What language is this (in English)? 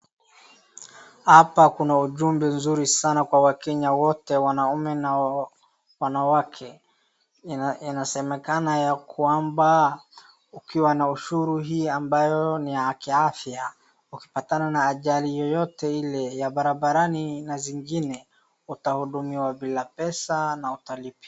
Swahili